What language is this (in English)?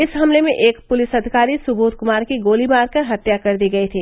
Hindi